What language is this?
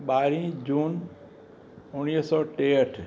Sindhi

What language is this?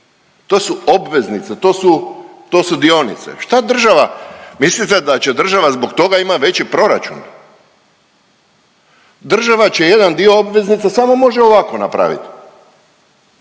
Croatian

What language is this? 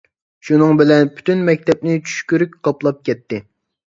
Uyghur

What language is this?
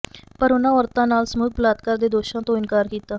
Punjabi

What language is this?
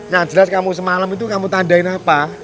Indonesian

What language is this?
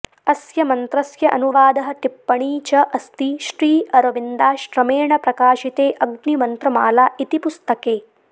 Sanskrit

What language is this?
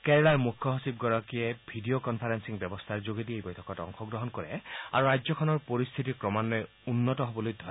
Assamese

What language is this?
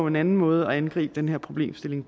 Danish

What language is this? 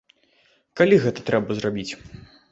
Belarusian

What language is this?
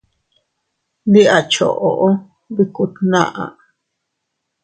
Teutila Cuicatec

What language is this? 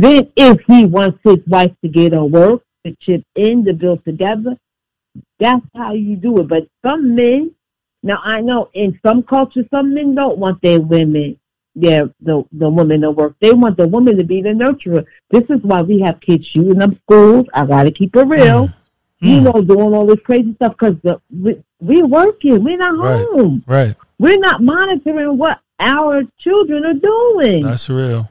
English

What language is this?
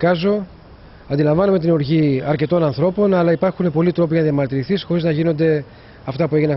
Greek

